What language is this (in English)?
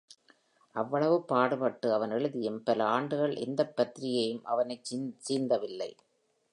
Tamil